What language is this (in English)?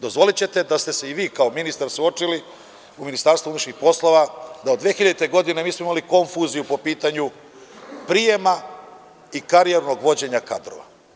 Serbian